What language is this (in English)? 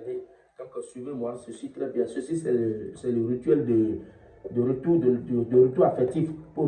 French